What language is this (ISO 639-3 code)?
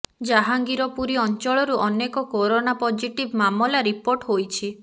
ori